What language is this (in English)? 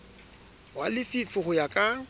Southern Sotho